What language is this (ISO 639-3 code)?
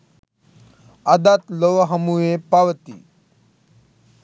sin